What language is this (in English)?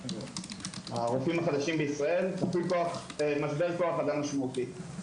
Hebrew